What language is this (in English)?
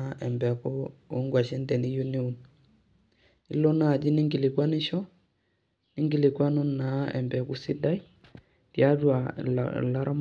Masai